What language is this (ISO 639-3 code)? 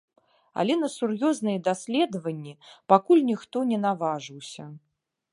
bel